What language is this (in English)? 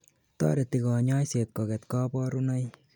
Kalenjin